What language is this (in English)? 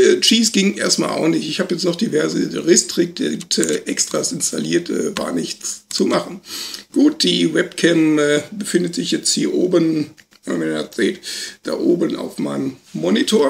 German